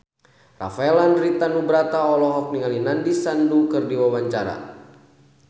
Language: Sundanese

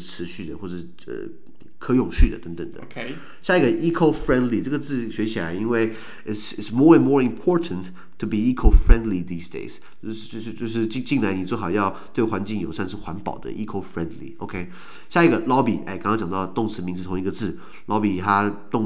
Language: Chinese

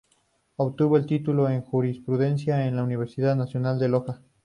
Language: Spanish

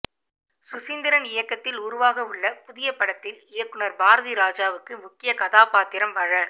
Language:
Tamil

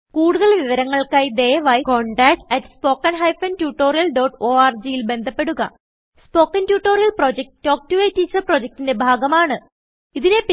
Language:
Malayalam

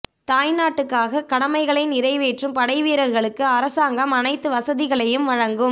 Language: Tamil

